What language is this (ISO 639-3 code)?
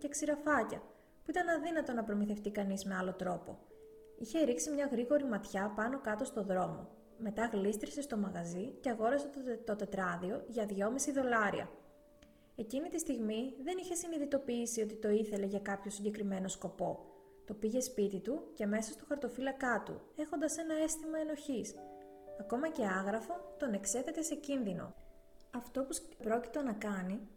ell